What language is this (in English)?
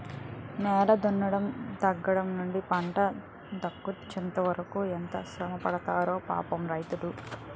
Telugu